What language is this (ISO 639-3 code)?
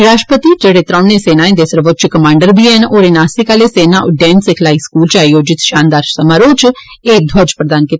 doi